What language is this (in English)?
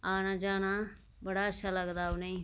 Dogri